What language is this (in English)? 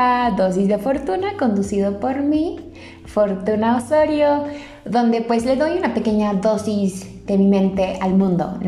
Spanish